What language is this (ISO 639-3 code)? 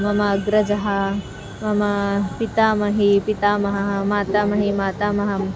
san